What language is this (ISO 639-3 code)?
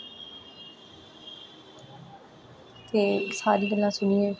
doi